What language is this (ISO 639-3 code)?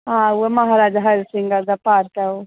doi